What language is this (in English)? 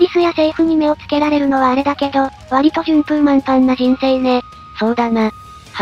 Japanese